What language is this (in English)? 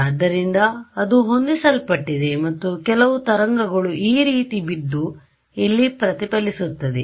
Kannada